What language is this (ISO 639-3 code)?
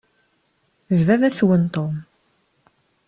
kab